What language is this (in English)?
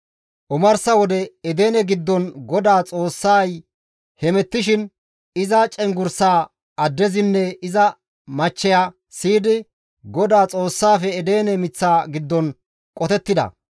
Gamo